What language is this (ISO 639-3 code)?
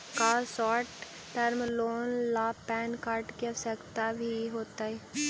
mag